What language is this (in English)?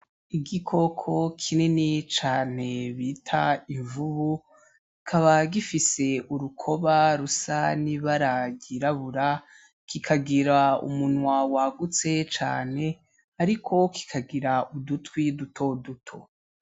Rundi